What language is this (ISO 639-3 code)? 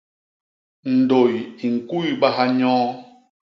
bas